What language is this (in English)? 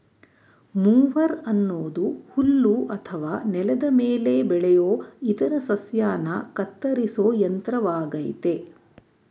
Kannada